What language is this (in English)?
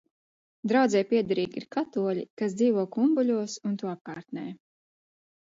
Latvian